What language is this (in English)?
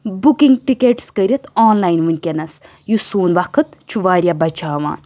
Kashmiri